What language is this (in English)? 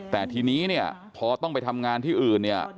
Thai